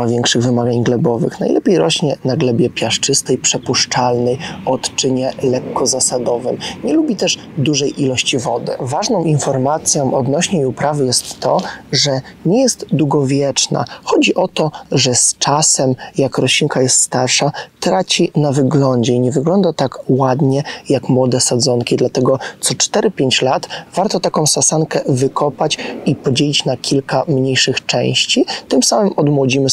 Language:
Polish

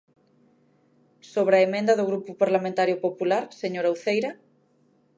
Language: Galician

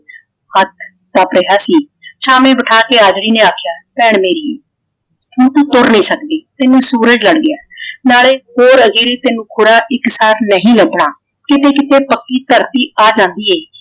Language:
Punjabi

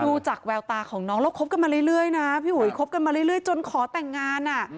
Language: Thai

